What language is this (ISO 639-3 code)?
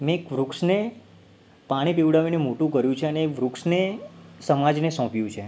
guj